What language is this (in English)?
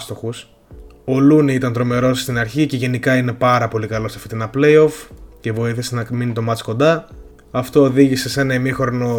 Greek